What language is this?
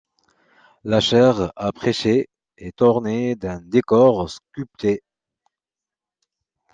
French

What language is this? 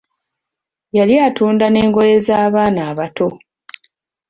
Ganda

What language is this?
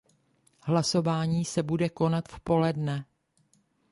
Czech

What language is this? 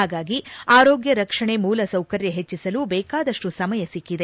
Kannada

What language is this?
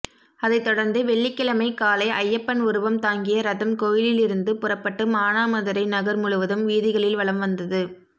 Tamil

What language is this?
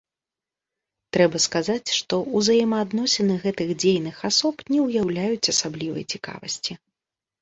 Belarusian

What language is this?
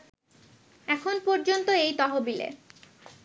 Bangla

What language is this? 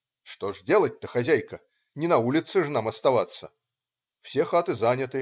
Russian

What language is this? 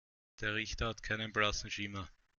German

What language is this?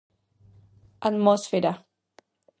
Galician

